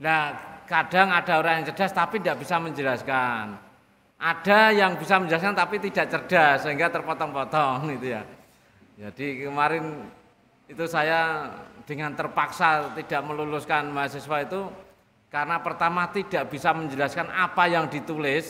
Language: Indonesian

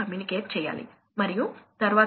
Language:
Telugu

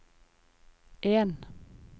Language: Norwegian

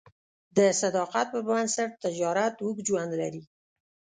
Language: Pashto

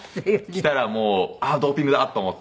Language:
Japanese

